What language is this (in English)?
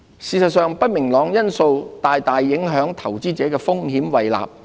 Cantonese